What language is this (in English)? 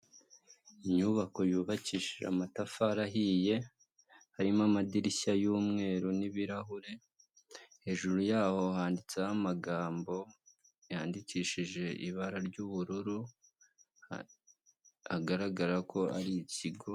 Kinyarwanda